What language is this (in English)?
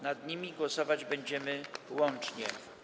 Polish